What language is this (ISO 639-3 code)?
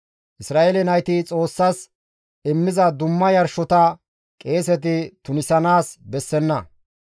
gmv